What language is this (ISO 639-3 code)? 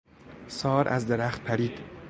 fas